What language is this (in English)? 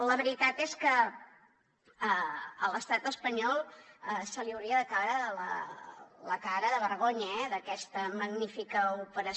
Catalan